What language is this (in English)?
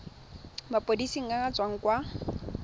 Tswana